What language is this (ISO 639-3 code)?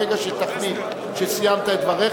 heb